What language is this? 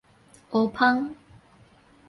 Min Nan Chinese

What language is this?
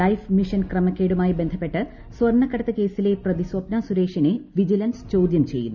Malayalam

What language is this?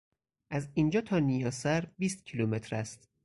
Persian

